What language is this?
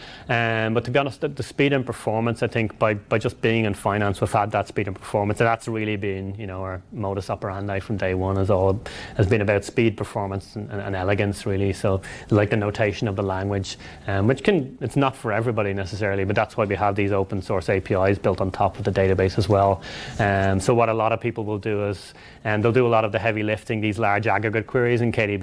English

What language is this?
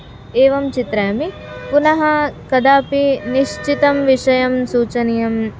Sanskrit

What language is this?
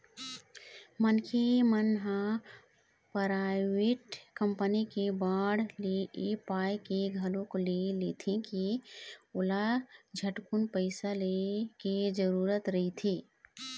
Chhattisgarhi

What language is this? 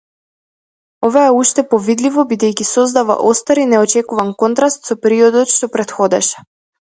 Macedonian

